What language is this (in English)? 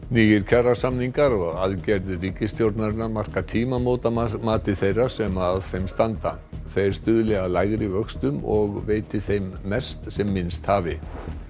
Icelandic